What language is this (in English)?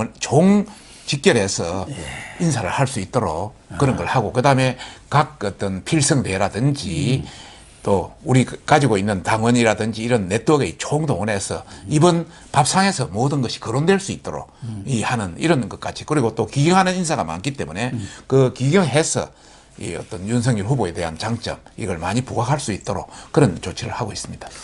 Korean